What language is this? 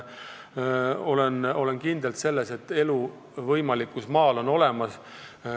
Estonian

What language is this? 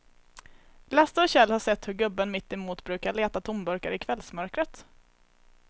Swedish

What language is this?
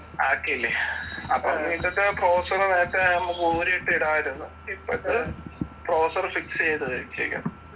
Malayalam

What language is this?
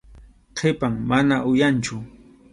Arequipa-La Unión Quechua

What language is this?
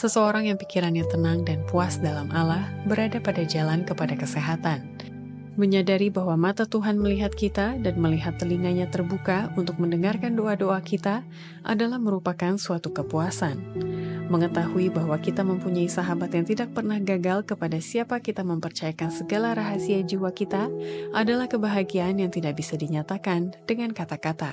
Indonesian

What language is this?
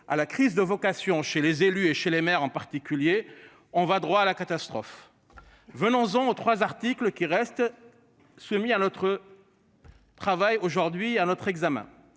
French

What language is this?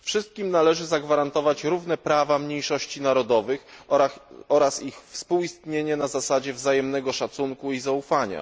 Polish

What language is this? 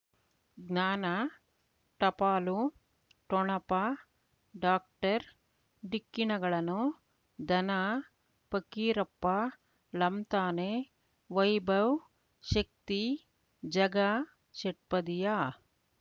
Kannada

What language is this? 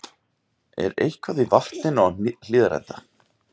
Icelandic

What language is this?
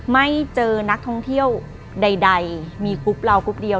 Thai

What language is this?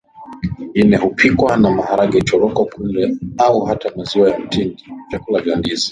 Swahili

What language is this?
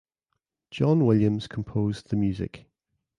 English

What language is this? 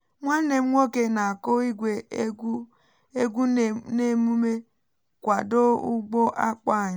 Igbo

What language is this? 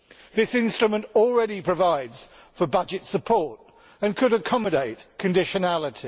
English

